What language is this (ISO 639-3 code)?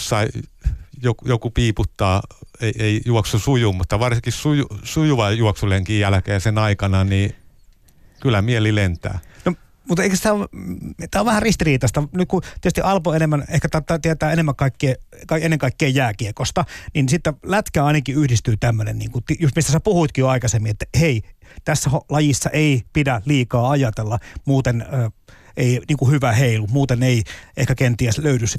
fin